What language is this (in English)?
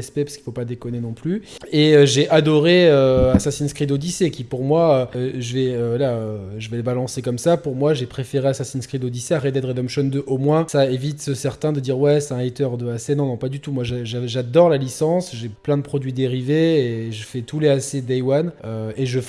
French